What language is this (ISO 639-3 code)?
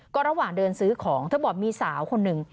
tha